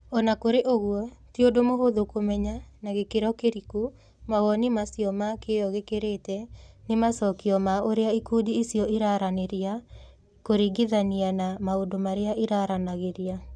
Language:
Kikuyu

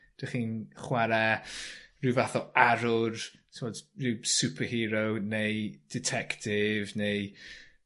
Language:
Welsh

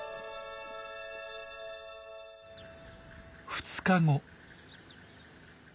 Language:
Japanese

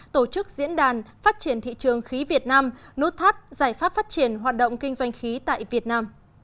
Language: Vietnamese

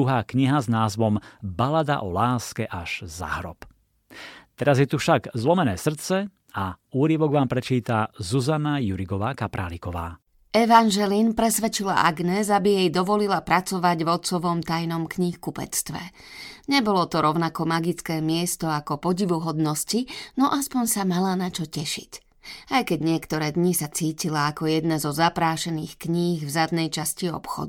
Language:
Slovak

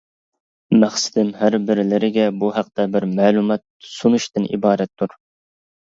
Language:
Uyghur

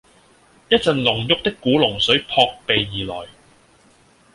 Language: Cantonese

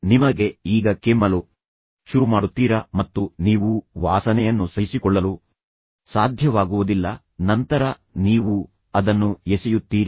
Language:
Kannada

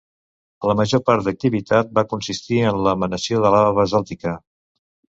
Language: Catalan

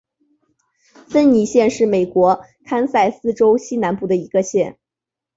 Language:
Chinese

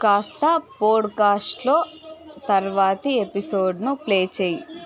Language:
Telugu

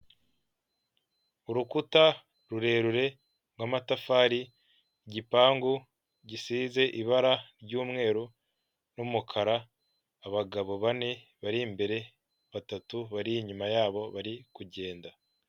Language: Kinyarwanda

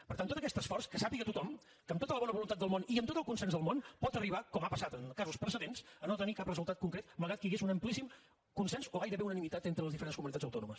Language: Catalan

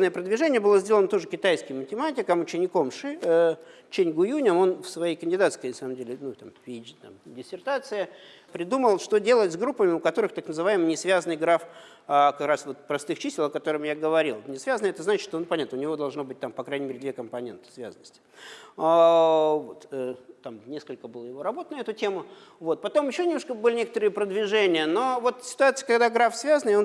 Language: Russian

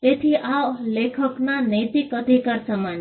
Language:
Gujarati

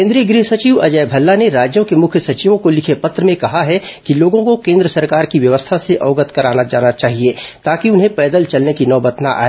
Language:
Hindi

